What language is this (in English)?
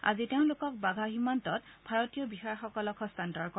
Assamese